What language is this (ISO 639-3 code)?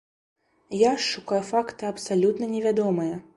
bel